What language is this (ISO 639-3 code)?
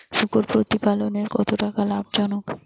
ben